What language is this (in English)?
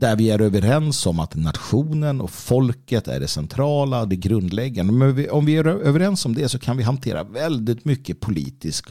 Swedish